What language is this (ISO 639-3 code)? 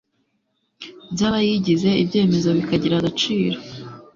kin